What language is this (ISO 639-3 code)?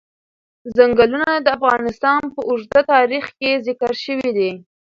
pus